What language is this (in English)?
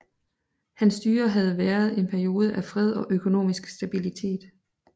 Danish